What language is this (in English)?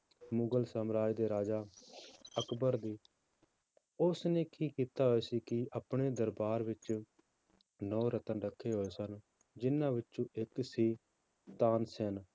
Punjabi